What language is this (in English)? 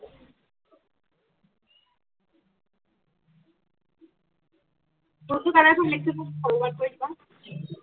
Assamese